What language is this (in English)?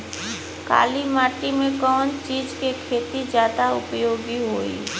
Bhojpuri